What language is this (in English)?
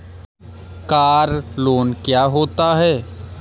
Hindi